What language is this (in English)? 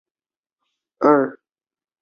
Chinese